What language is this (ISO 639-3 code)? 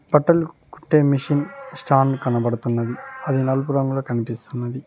tel